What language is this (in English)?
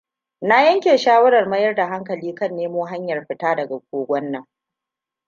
Hausa